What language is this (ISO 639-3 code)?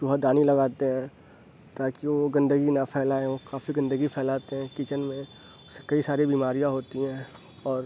urd